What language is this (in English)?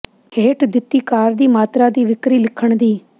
Punjabi